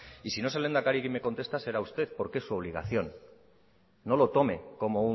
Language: Spanish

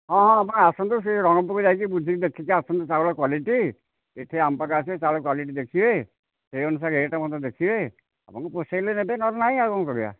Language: Odia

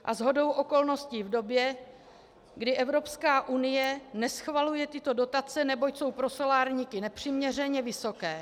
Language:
Czech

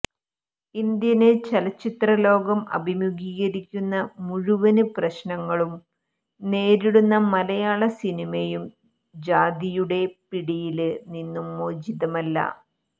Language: Malayalam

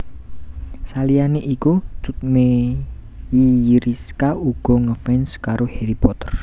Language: Javanese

